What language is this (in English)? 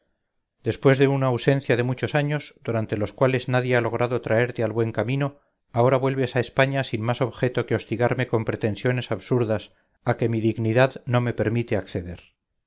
Spanish